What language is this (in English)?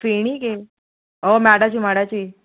Konkani